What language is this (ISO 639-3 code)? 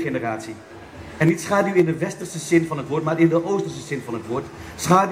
nld